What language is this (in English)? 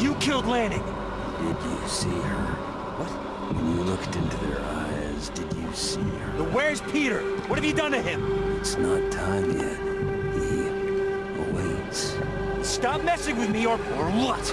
Portuguese